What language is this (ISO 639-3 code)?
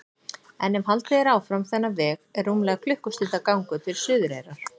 isl